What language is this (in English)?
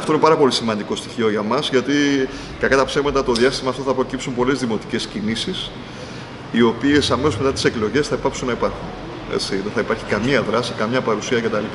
Greek